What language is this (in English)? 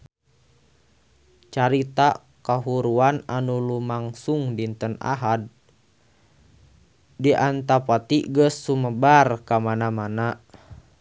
Sundanese